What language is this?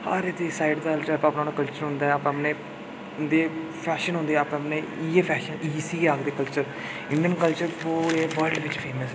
Dogri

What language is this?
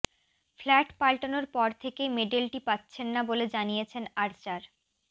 Bangla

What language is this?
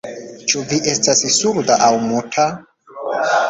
Esperanto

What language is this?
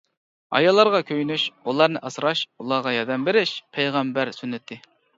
Uyghur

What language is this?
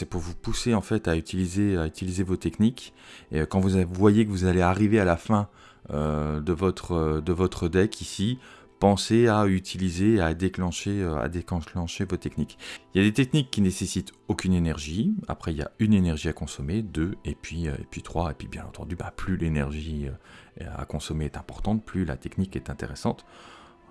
French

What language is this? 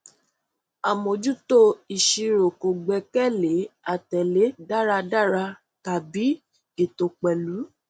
Yoruba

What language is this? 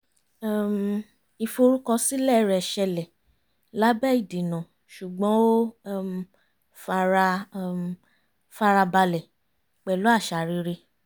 Yoruba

